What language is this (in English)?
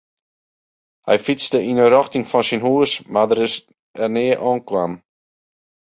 Western Frisian